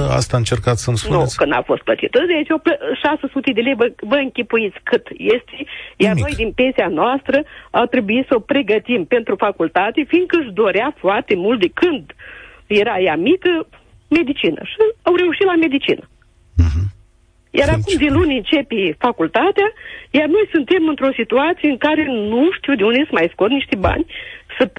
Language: Romanian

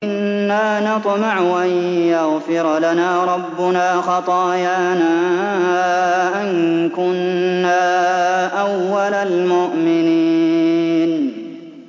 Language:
Arabic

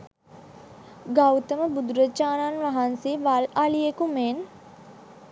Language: Sinhala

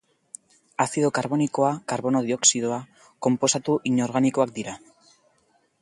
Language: Basque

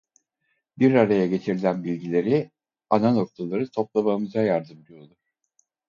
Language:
Turkish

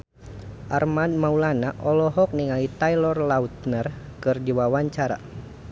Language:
Sundanese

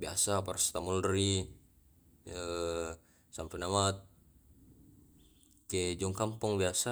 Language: Tae'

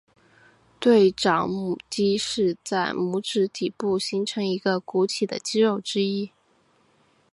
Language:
Chinese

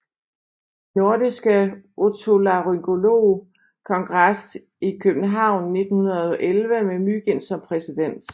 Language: Danish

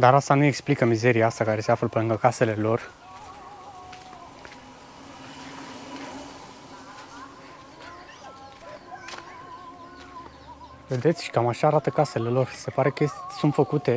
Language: Romanian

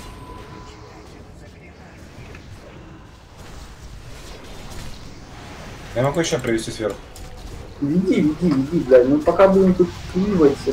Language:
Russian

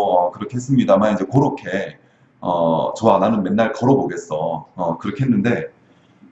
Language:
Korean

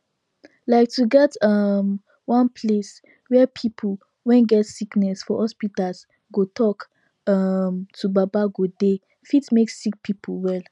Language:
Nigerian Pidgin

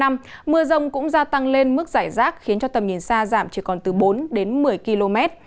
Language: Vietnamese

